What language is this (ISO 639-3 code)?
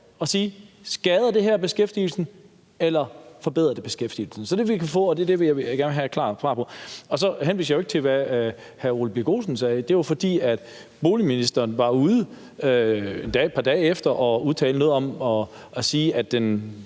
dan